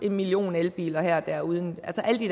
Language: Danish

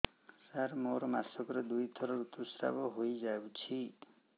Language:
Odia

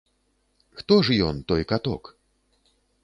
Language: Belarusian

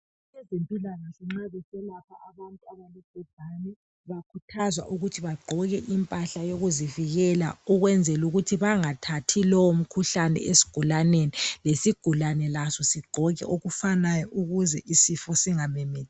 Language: North Ndebele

